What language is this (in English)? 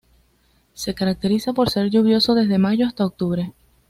Spanish